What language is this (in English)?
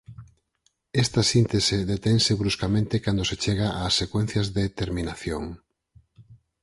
Galician